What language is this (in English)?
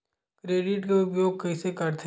Chhattisgarhi